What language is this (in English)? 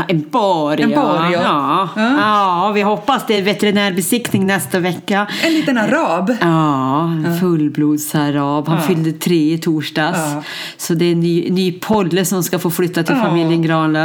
Swedish